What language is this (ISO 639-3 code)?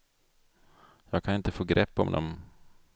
swe